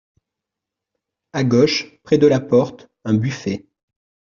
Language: French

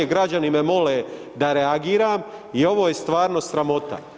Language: Croatian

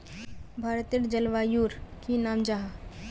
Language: Magahi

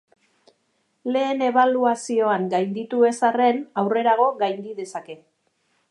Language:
Basque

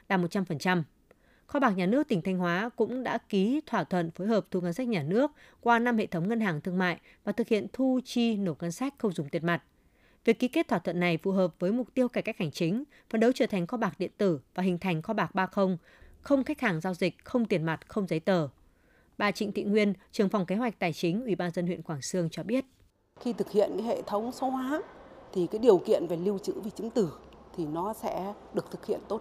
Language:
Vietnamese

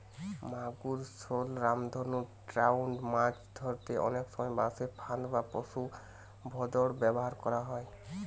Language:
Bangla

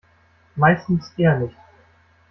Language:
German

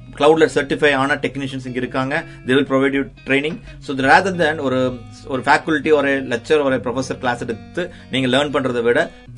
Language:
Tamil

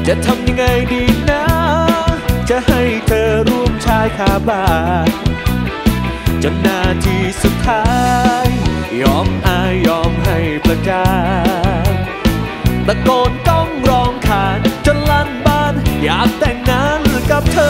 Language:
Thai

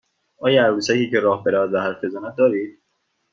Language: Persian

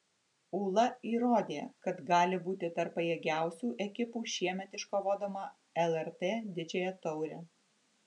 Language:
Lithuanian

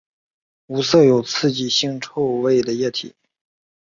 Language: Chinese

